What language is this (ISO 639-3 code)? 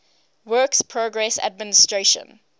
eng